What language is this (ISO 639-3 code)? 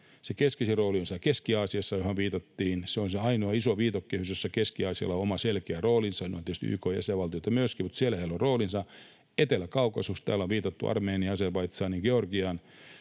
fin